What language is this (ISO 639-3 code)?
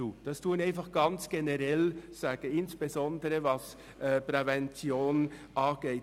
gsw